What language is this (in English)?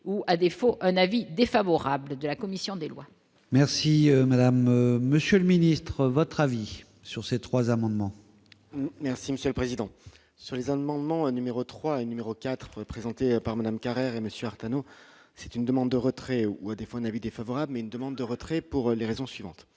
French